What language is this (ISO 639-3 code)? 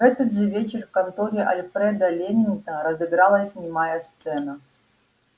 rus